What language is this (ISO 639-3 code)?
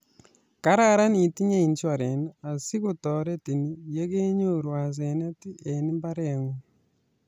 kln